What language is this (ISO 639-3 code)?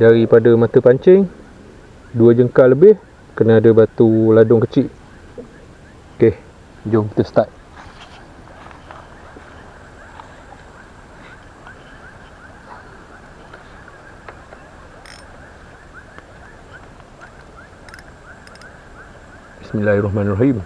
msa